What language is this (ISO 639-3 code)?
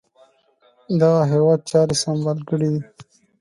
pus